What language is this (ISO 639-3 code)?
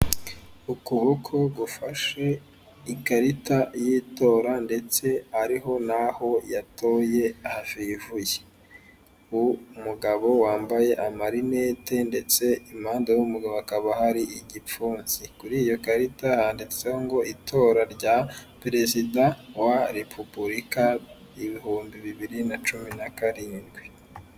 kin